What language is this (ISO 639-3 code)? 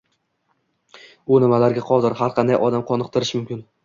uzb